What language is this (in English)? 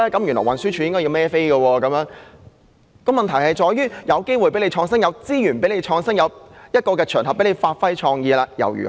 Cantonese